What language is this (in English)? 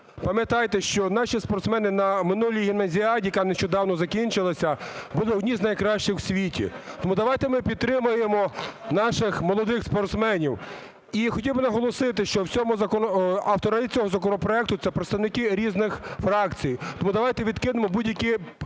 Ukrainian